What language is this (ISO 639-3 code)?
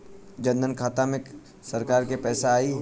bho